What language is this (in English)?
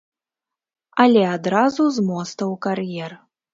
Belarusian